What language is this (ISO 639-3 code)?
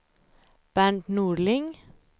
swe